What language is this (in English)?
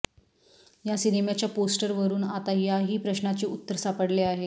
Marathi